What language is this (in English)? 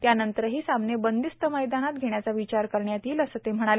Marathi